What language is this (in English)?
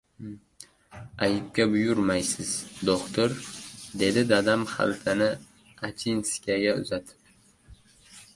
Uzbek